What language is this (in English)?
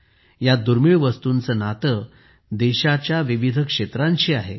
Marathi